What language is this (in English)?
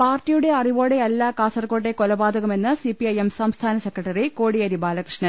Malayalam